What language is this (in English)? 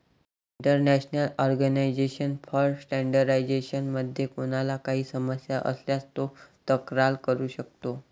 Marathi